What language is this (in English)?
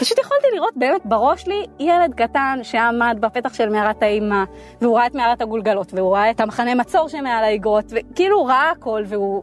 Hebrew